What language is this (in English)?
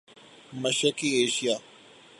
Urdu